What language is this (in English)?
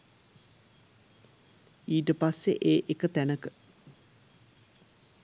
Sinhala